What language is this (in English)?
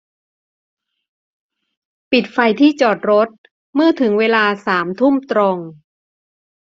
Thai